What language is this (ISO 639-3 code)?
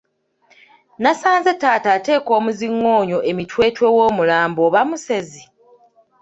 lug